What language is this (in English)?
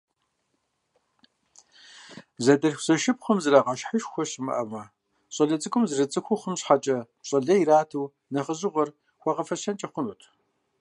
Kabardian